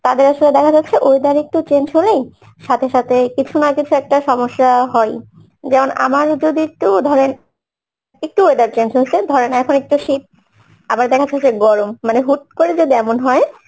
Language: Bangla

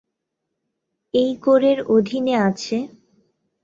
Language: Bangla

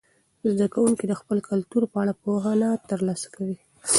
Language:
Pashto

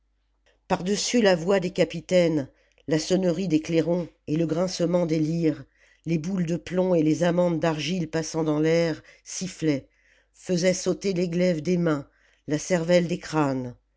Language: French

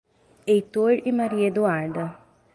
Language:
Portuguese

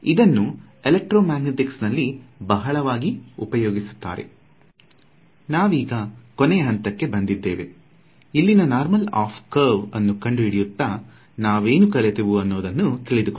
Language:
Kannada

